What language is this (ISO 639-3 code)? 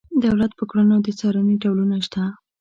pus